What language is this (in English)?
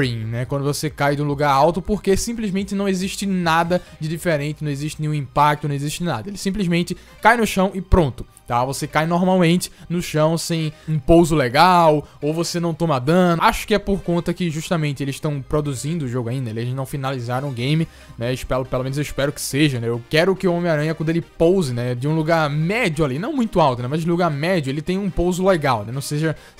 Portuguese